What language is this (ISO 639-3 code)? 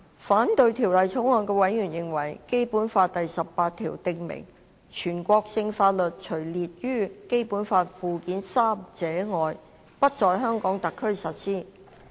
yue